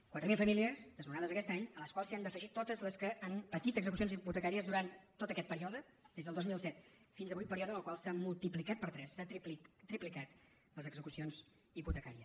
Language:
Catalan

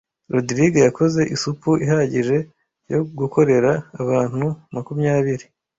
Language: Kinyarwanda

